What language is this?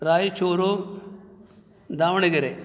Sanskrit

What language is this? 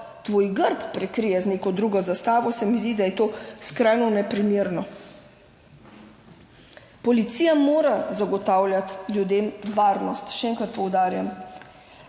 Slovenian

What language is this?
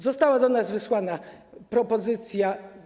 Polish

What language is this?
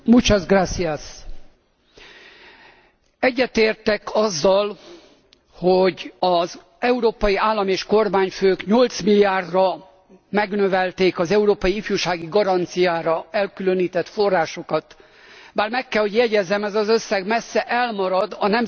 Hungarian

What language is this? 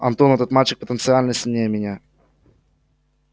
Russian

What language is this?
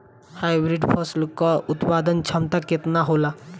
Bhojpuri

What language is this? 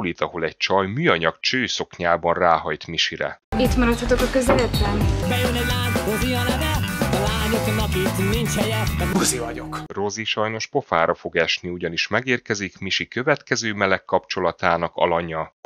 Hungarian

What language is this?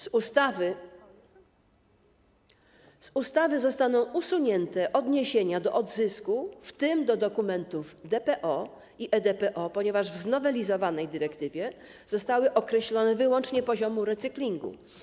Polish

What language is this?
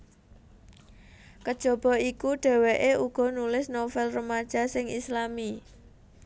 Javanese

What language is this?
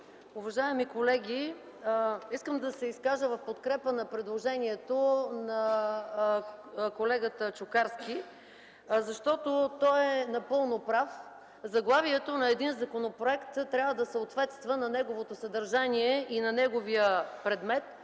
Bulgarian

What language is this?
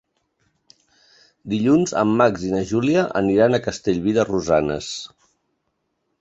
Catalan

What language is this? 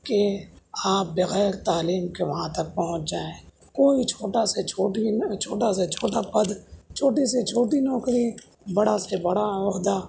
Urdu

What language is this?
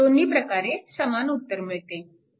Marathi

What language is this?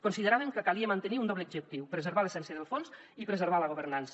Catalan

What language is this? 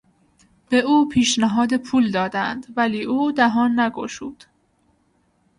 Persian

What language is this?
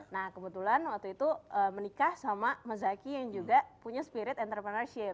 Indonesian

